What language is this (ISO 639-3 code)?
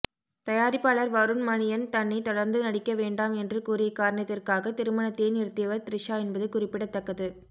tam